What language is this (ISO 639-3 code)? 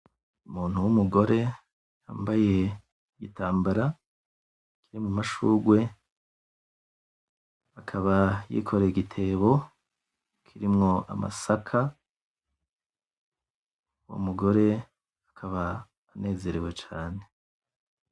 run